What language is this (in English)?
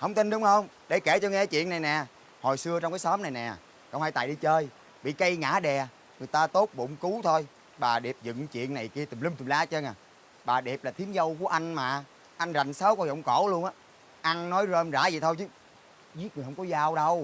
Vietnamese